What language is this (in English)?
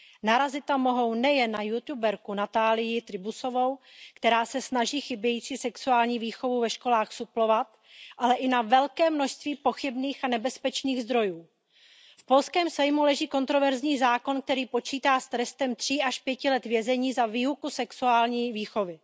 Czech